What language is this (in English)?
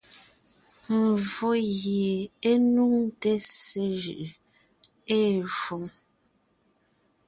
Ngiemboon